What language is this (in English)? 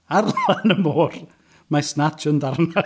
Welsh